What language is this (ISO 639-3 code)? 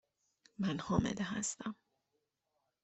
fas